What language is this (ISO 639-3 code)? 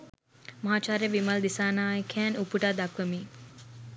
sin